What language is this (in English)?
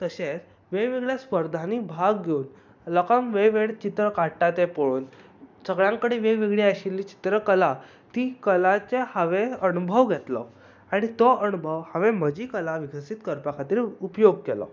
Konkani